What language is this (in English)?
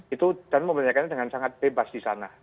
Indonesian